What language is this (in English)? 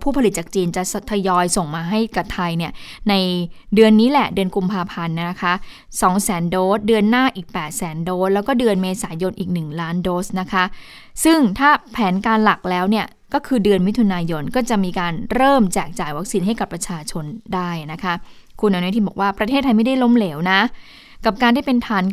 Thai